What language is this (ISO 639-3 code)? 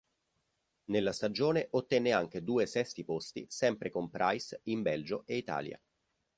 ita